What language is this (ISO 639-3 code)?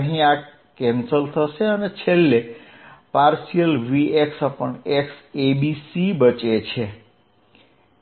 guj